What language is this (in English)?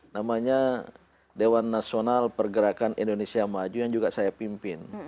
Indonesian